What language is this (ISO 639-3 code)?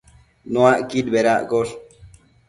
mcf